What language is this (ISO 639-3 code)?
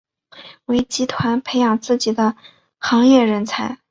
zho